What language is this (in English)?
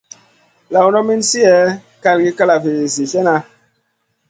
Masana